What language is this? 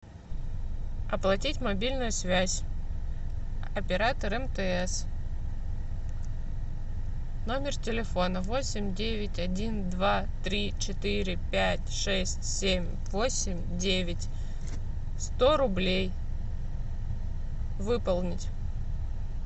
Russian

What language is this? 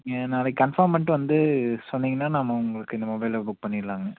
Tamil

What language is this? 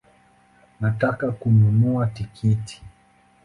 Swahili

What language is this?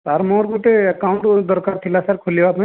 Odia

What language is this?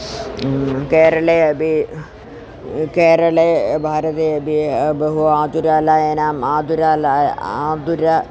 Sanskrit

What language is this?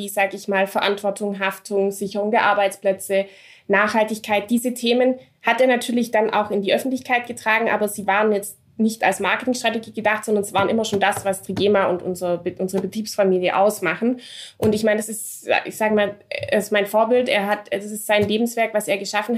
German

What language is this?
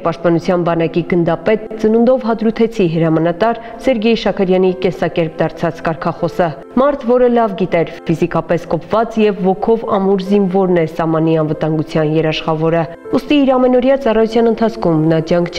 Romanian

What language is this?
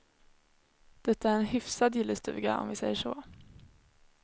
Swedish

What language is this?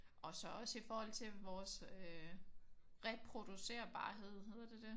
Danish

